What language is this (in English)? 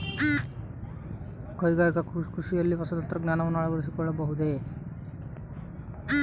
Kannada